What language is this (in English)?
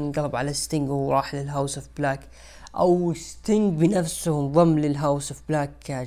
Arabic